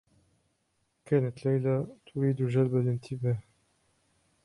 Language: Arabic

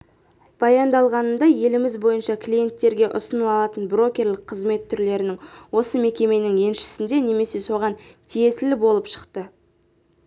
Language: Kazakh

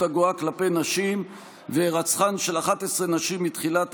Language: Hebrew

